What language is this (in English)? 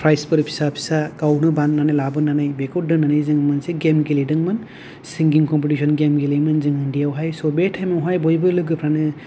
Bodo